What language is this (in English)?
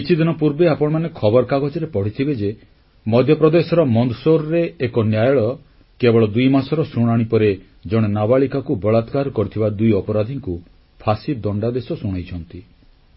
Odia